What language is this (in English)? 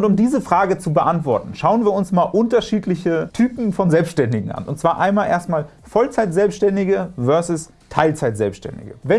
German